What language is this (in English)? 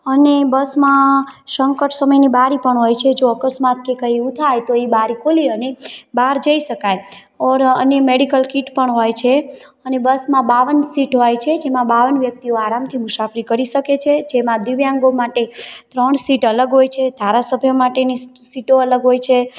Gujarati